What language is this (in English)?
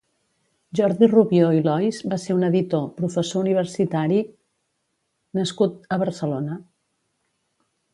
Catalan